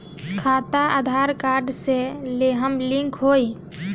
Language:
Bhojpuri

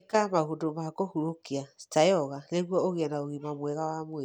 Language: Kikuyu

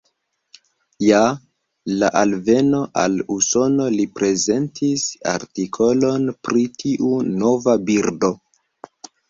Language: Esperanto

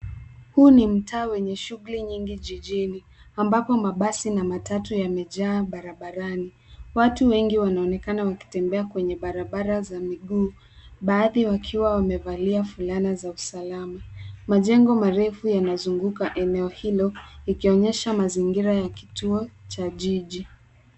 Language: Swahili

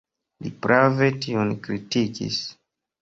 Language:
Esperanto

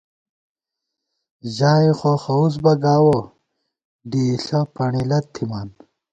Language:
Gawar-Bati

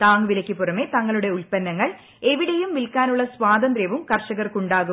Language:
Malayalam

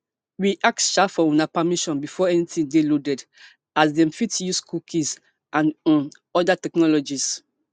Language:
Nigerian Pidgin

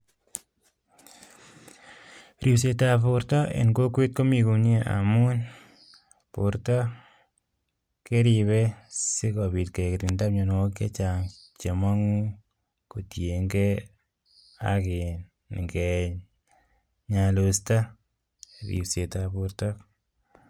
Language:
Kalenjin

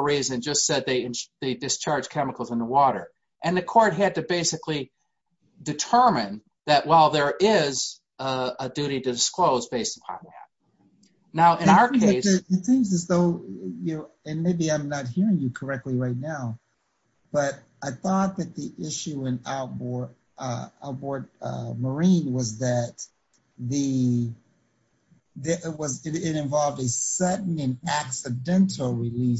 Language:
English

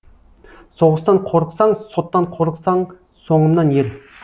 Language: Kazakh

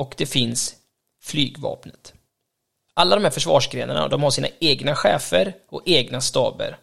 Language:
Swedish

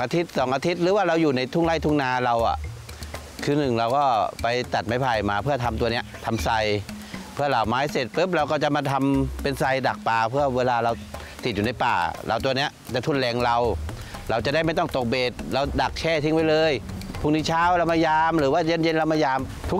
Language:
Thai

